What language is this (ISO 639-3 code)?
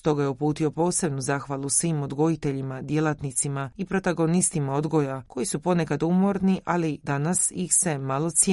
hrv